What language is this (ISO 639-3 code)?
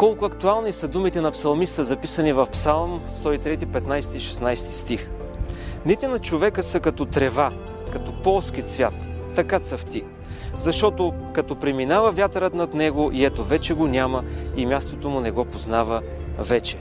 bul